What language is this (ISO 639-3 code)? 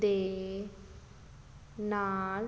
pan